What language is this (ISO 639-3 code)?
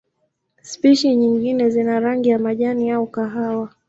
swa